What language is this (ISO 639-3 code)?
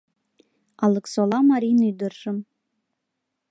chm